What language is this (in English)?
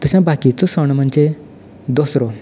Konkani